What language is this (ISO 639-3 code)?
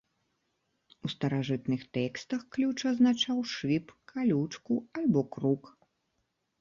bel